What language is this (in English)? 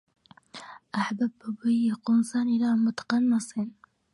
Arabic